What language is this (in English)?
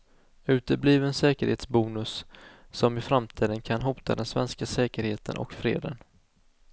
Swedish